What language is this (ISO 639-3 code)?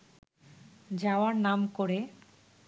ben